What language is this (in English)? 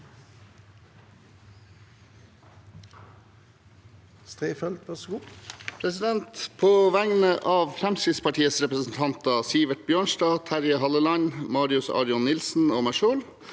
Norwegian